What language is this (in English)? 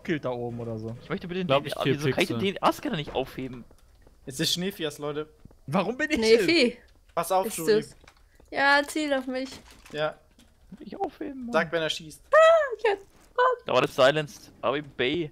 German